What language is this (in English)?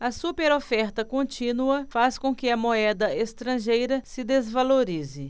Portuguese